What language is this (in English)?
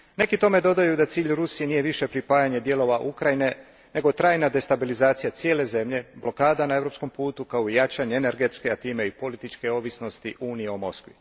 Croatian